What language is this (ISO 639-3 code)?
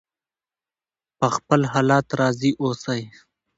pus